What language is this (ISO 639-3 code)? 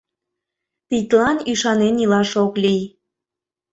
chm